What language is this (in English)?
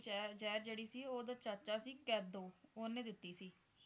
Punjabi